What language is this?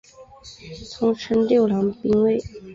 Chinese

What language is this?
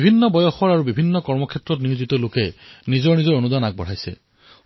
Assamese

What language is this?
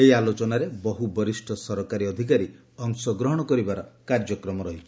Odia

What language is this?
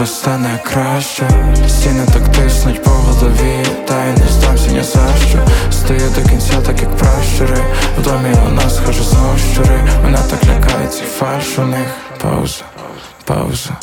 Ukrainian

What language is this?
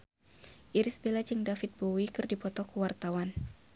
Sundanese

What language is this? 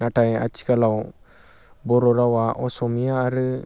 Bodo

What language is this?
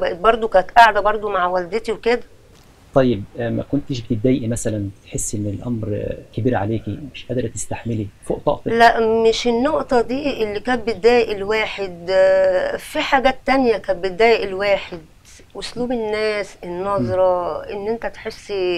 Arabic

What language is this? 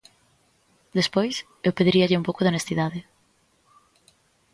Galician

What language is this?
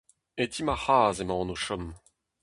Breton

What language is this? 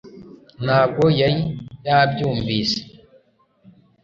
Kinyarwanda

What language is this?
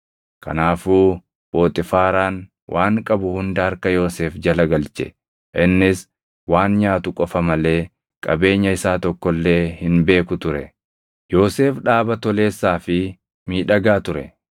Oromo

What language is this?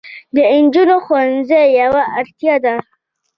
Pashto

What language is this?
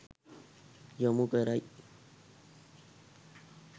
Sinhala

